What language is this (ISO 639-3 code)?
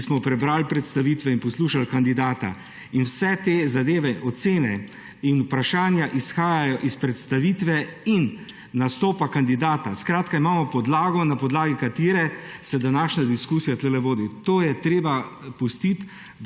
slv